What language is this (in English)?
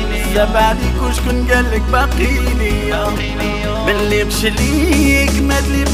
Arabic